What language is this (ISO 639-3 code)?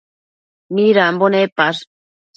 mcf